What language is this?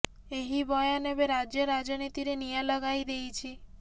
Odia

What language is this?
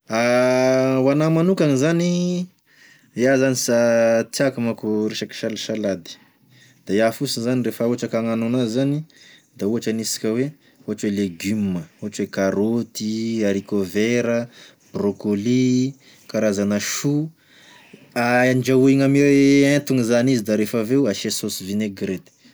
Tesaka Malagasy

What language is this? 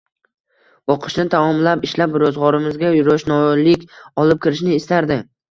Uzbek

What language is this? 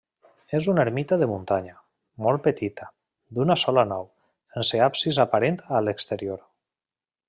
Catalan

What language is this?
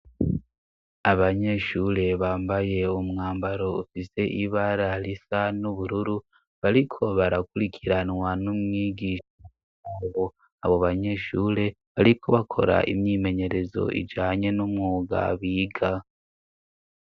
Rundi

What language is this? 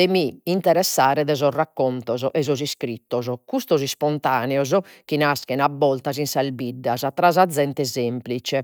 Sardinian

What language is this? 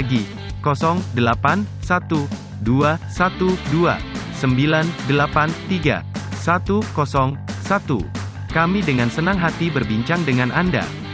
Indonesian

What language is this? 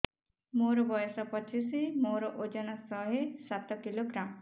Odia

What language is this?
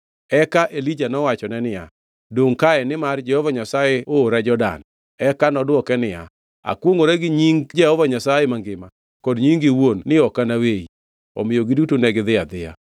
Luo (Kenya and Tanzania)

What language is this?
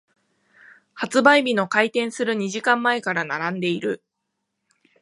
Japanese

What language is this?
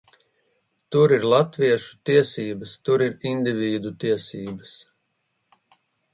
Latvian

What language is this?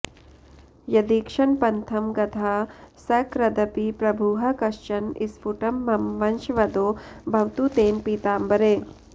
Sanskrit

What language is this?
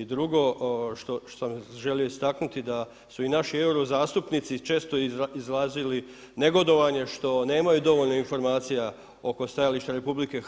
Croatian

